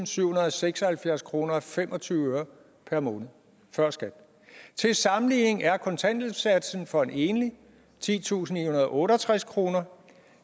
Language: Danish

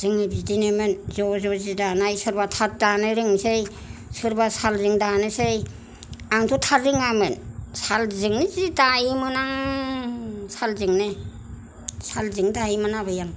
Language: Bodo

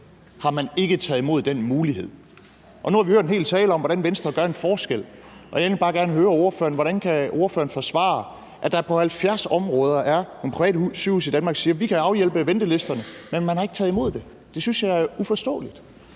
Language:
Danish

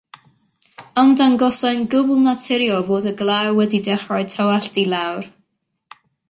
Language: Welsh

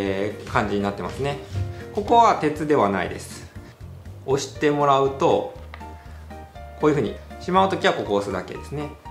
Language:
Japanese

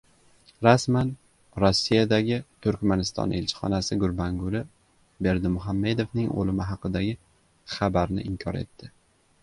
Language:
Uzbek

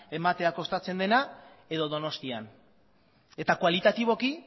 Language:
Basque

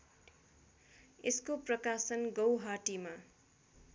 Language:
Nepali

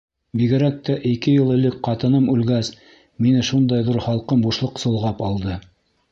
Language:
Bashkir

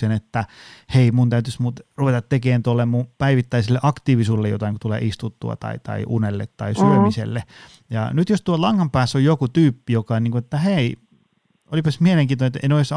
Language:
Finnish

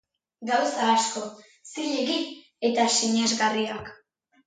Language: Basque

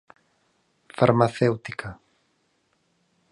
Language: Galician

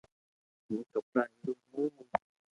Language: Loarki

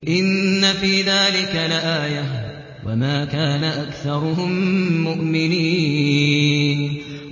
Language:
Arabic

